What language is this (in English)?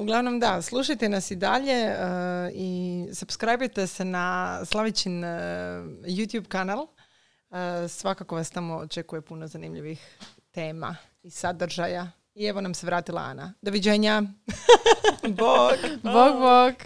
Croatian